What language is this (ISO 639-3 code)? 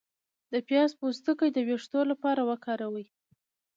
pus